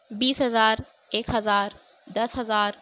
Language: Urdu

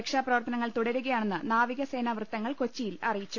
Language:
Malayalam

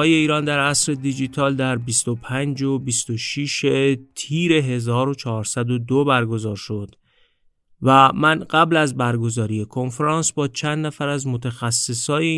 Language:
Persian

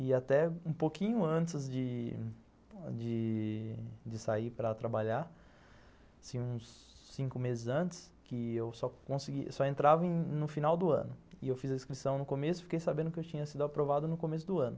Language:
Portuguese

